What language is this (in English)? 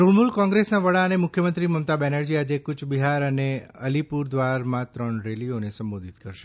Gujarati